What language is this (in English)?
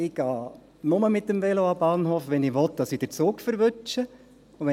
Swiss German